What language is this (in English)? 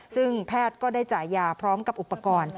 Thai